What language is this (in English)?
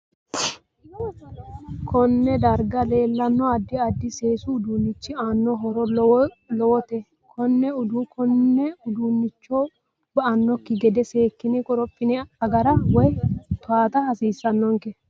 Sidamo